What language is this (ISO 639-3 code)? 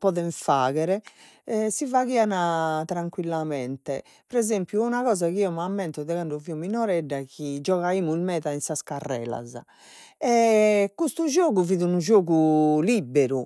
srd